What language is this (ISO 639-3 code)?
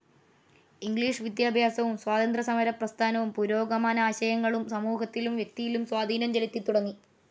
mal